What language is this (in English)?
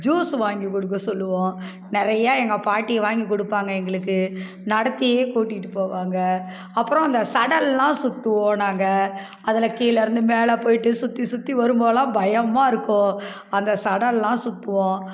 Tamil